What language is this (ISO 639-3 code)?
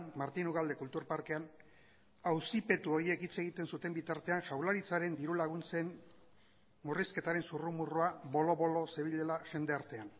eus